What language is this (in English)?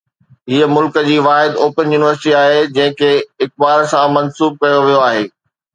Sindhi